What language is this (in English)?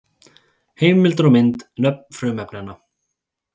Icelandic